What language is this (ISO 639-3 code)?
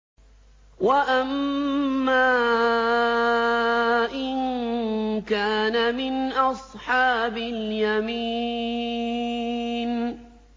ara